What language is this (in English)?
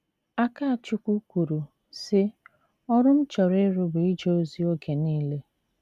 Igbo